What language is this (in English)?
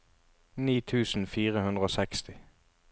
Norwegian